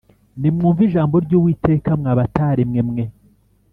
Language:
Kinyarwanda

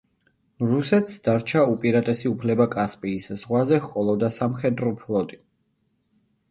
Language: Georgian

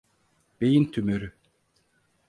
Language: Turkish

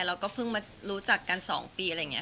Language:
Thai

